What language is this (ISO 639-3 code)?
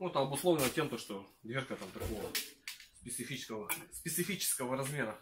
rus